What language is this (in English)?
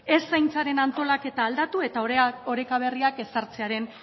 Basque